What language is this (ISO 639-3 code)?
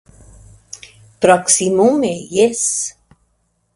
epo